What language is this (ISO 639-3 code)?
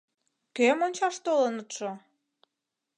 chm